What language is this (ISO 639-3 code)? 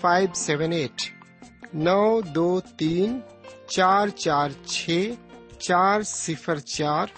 urd